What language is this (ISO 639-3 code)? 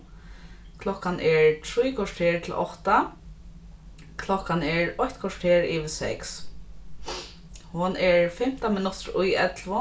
fao